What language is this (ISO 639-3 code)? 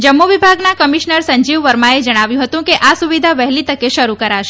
guj